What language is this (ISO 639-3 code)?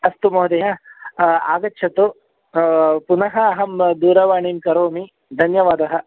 san